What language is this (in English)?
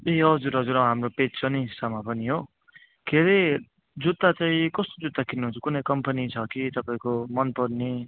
Nepali